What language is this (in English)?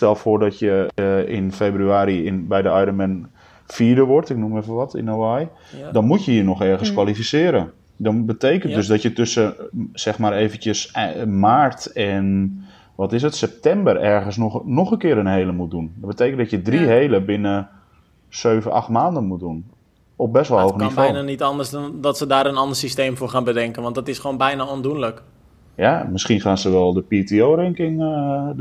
Dutch